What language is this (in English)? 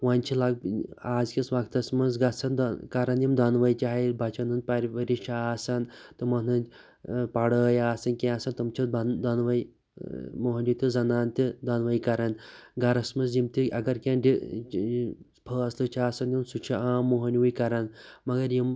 Kashmiri